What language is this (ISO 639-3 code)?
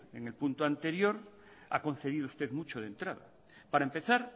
spa